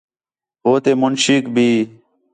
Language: Khetrani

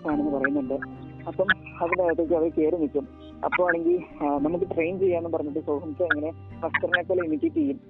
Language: Malayalam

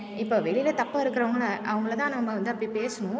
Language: Tamil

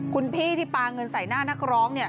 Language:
Thai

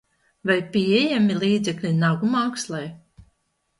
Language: Latvian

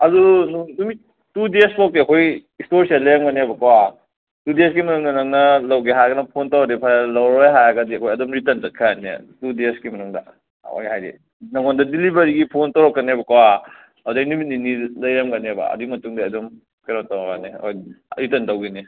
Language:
Manipuri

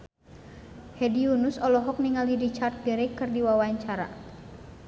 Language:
Sundanese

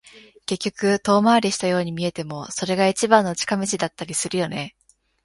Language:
Japanese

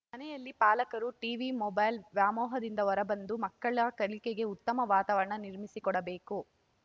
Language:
Kannada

